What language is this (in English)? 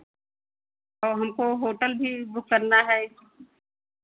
Hindi